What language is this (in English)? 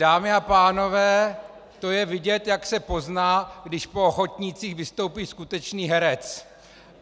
Czech